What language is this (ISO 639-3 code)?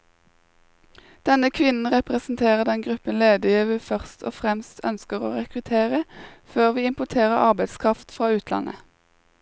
nor